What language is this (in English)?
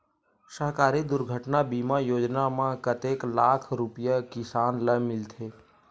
Chhattisgarhi